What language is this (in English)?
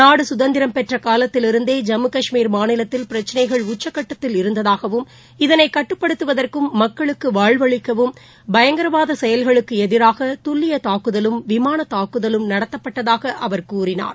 Tamil